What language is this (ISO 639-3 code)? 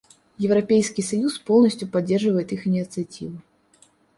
rus